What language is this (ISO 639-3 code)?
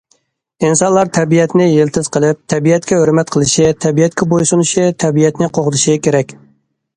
uig